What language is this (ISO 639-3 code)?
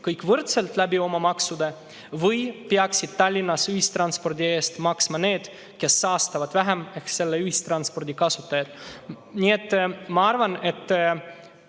est